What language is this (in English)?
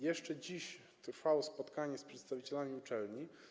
Polish